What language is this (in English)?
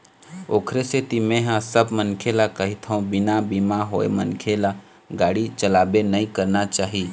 Chhattisgarhi